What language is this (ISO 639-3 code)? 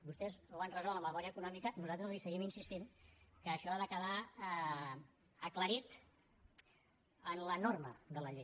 cat